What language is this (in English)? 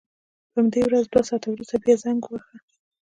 Pashto